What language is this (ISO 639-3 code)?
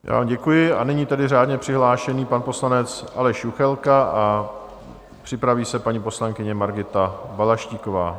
ces